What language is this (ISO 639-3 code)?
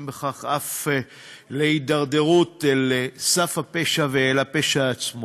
heb